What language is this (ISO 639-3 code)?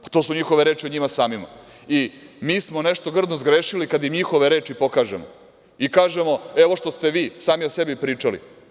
srp